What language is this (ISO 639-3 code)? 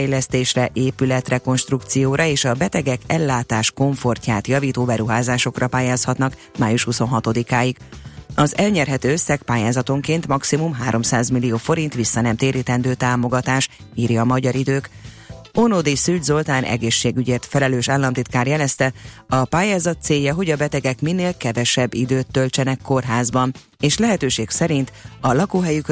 hun